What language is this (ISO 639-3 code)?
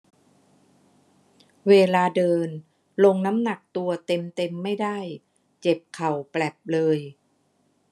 tha